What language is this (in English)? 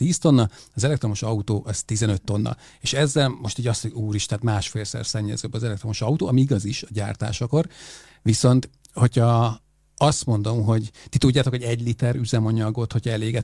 Hungarian